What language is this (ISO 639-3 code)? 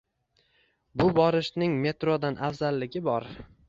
uzb